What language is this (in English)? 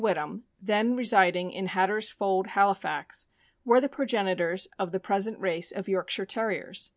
English